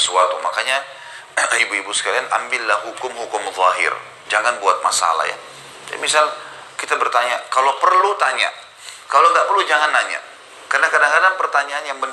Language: Indonesian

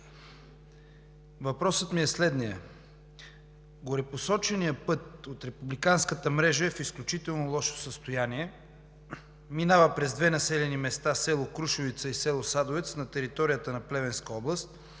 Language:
Bulgarian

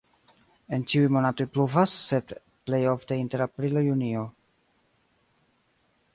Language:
Esperanto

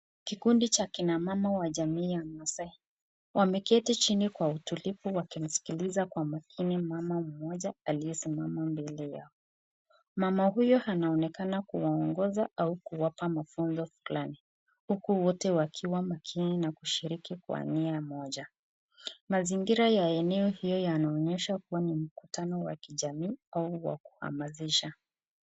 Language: Swahili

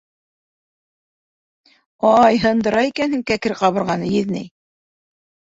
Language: Bashkir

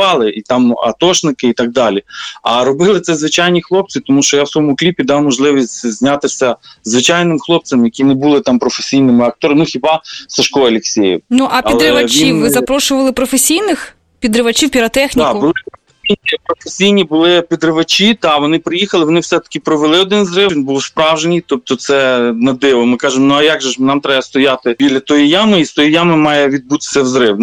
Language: Ukrainian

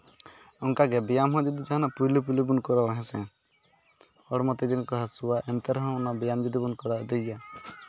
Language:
Santali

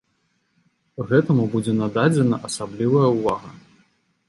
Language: Belarusian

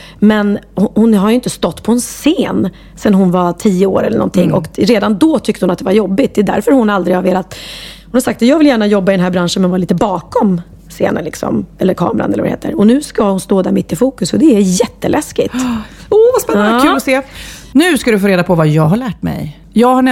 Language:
Swedish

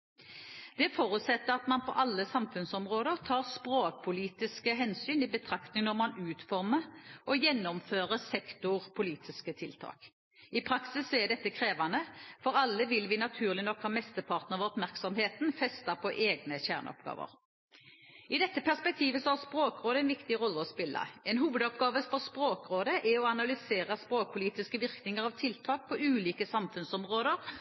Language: Norwegian Bokmål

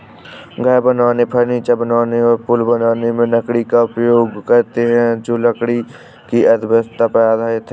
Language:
Hindi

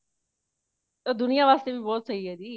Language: Punjabi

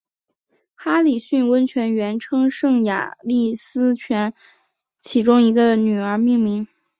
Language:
Chinese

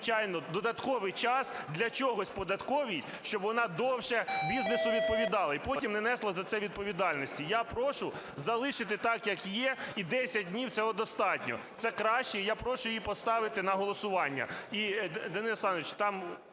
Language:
Ukrainian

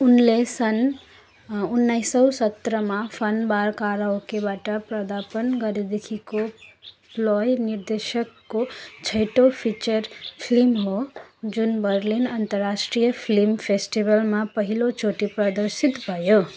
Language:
Nepali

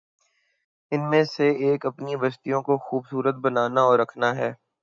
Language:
Urdu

